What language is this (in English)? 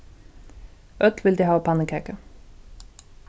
Faroese